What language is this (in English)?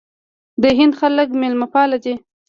Pashto